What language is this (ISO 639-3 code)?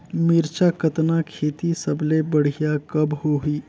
hne